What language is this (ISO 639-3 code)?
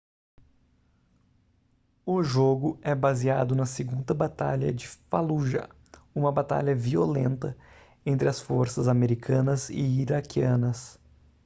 por